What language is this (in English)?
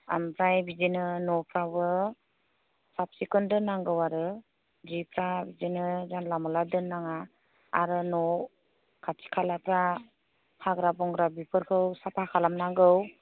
Bodo